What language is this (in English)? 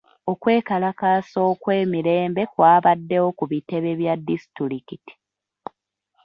Ganda